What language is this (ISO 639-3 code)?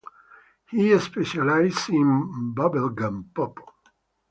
eng